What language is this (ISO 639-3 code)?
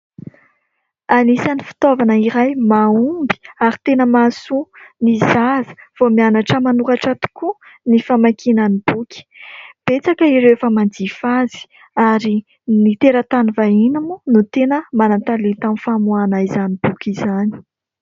mlg